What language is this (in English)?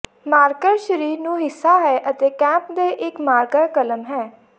Punjabi